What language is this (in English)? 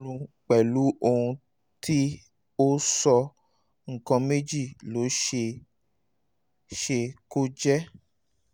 Yoruba